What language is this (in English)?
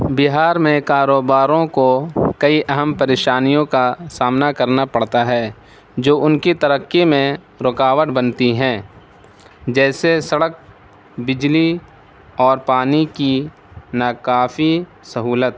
Urdu